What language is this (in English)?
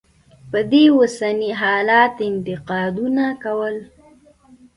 Pashto